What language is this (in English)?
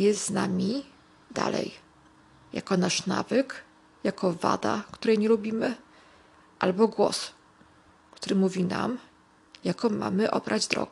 Polish